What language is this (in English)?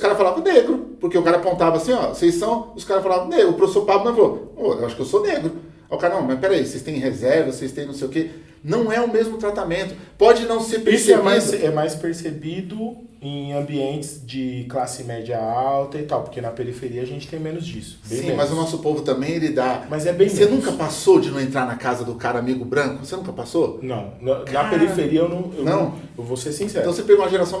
Portuguese